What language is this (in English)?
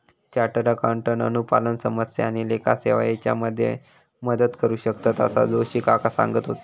Marathi